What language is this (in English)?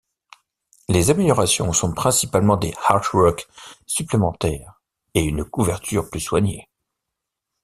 French